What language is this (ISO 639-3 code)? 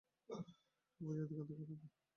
ben